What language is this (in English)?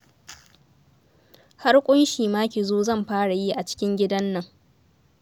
Hausa